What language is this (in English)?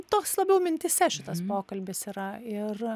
Lithuanian